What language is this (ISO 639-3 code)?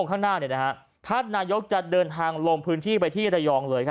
tha